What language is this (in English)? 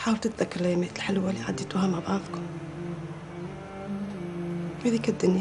Arabic